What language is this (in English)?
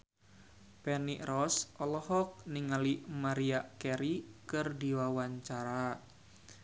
Sundanese